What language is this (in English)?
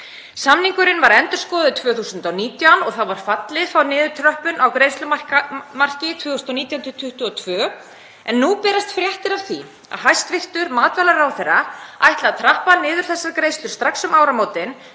Icelandic